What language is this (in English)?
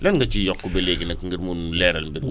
Wolof